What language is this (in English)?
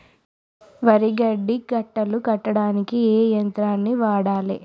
Telugu